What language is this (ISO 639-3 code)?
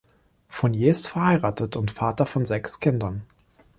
deu